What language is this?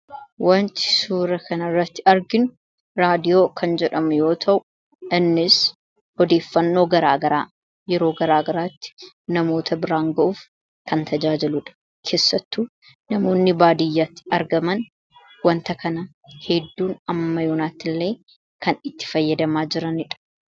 Oromo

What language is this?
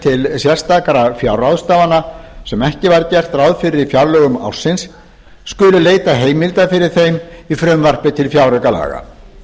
Icelandic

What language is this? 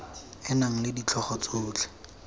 Tswana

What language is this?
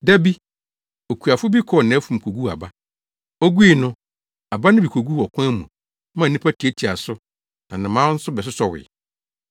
Akan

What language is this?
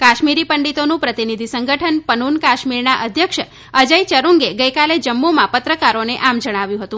Gujarati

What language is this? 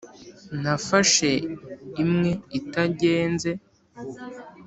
Kinyarwanda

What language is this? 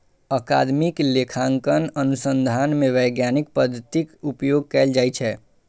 Maithili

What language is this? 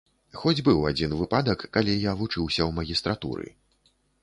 Belarusian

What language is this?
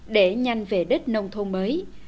Vietnamese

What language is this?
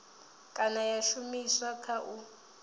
Venda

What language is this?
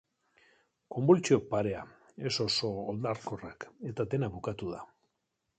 Basque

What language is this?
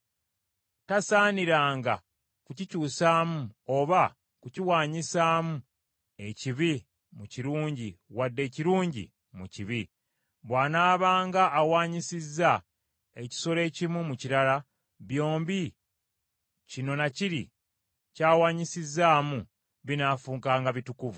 Ganda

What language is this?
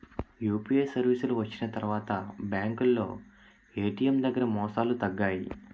Telugu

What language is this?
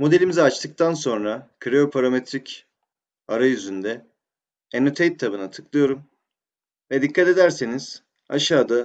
Turkish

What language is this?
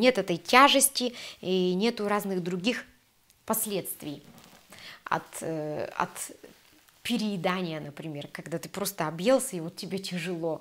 Russian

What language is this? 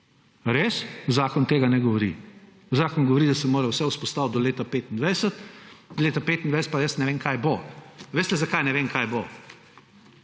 Slovenian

